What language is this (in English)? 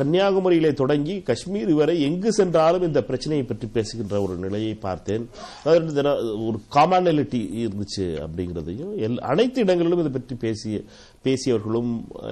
Tamil